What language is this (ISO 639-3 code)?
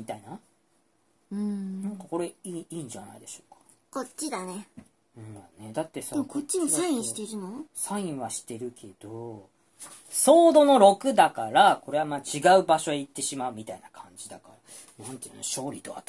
jpn